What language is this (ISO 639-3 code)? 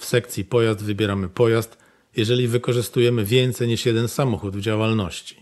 pol